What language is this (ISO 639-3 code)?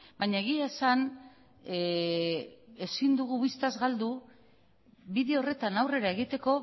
eus